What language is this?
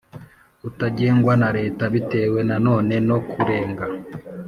Kinyarwanda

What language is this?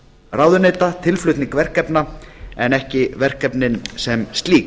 Icelandic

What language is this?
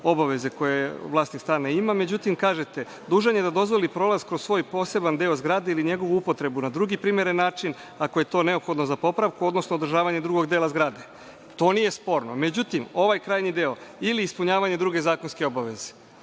Serbian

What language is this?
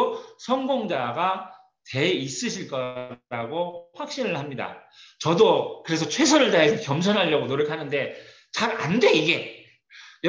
Korean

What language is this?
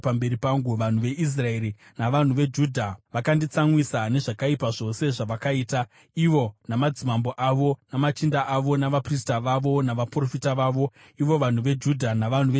Shona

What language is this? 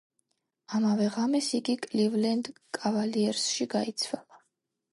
Georgian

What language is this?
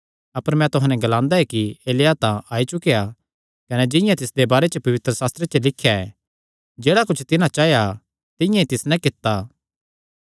Kangri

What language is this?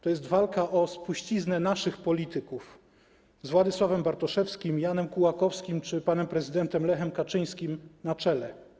Polish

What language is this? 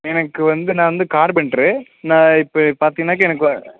Tamil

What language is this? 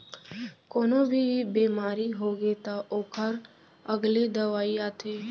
Chhattisgarhi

